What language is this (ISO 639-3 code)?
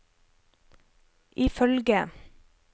nor